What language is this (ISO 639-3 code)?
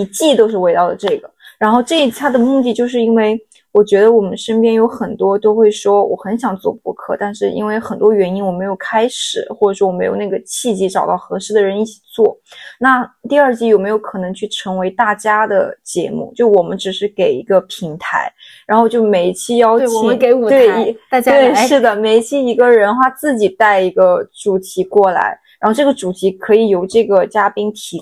zho